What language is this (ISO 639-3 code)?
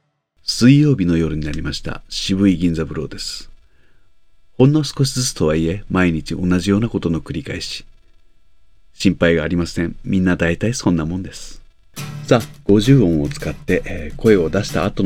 jpn